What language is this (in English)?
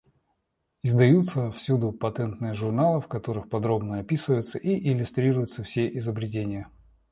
Russian